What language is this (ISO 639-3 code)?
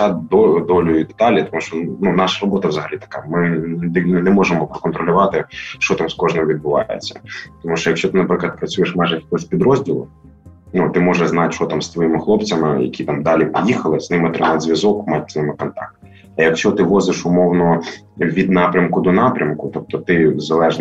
ukr